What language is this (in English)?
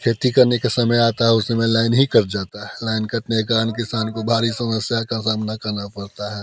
Hindi